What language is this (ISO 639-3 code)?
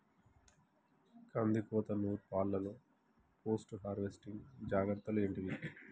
tel